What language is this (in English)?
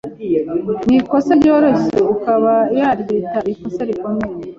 Kinyarwanda